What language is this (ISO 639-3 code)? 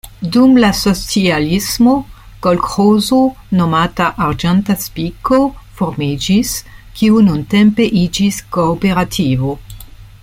epo